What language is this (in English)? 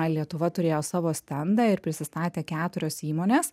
Lithuanian